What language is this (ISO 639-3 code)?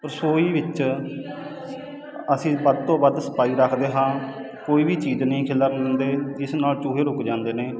pan